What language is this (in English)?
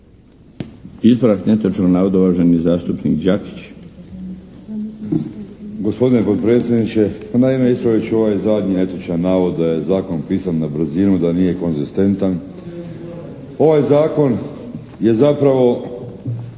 Croatian